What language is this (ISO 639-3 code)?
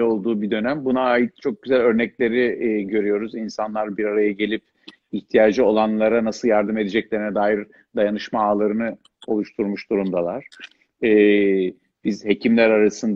tur